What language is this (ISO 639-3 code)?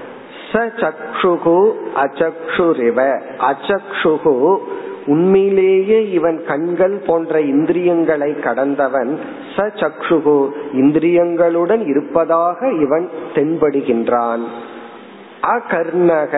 tam